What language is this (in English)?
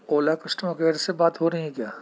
Urdu